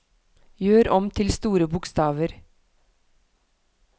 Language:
Norwegian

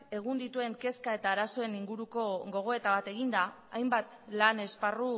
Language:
Basque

